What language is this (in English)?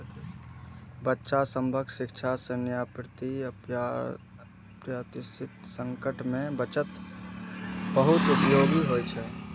Maithili